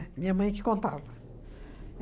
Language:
Portuguese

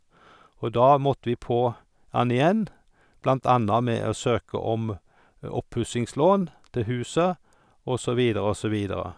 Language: Norwegian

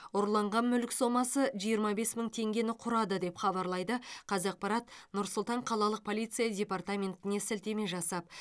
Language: Kazakh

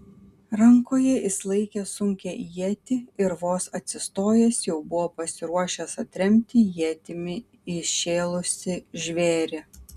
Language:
Lithuanian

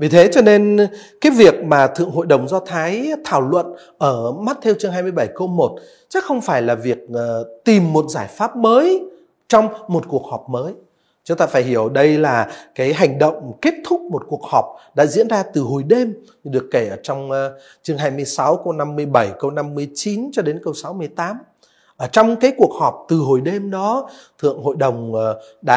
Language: Vietnamese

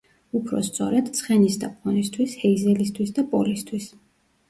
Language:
Georgian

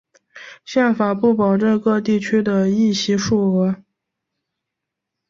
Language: Chinese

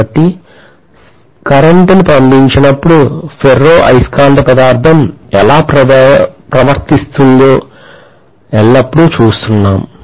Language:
Telugu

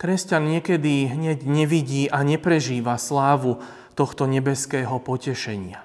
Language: Slovak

